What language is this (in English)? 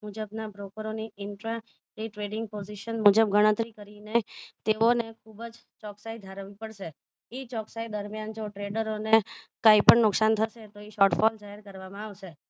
Gujarati